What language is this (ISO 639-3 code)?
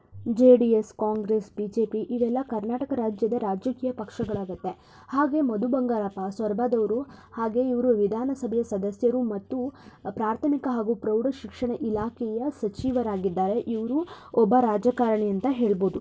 kan